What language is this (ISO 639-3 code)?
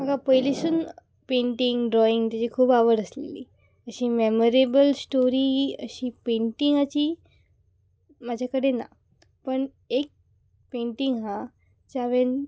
kok